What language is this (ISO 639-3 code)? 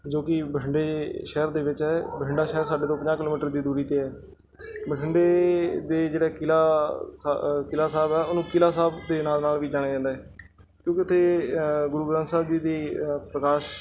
pan